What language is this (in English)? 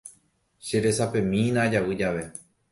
Guarani